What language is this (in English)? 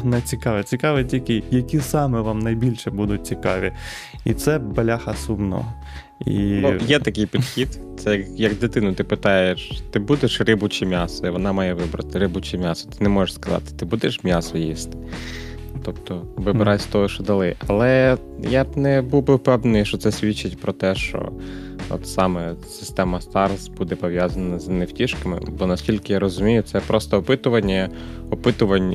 Ukrainian